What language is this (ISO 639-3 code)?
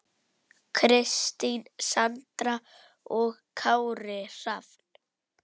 isl